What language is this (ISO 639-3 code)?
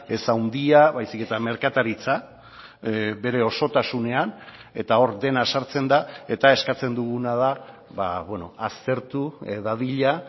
eus